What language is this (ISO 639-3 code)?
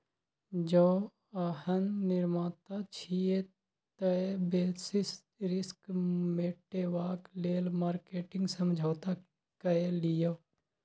mai